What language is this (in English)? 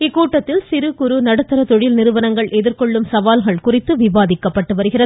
Tamil